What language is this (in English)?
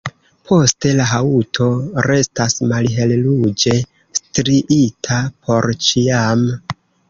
Esperanto